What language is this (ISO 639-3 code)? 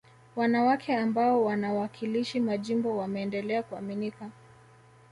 swa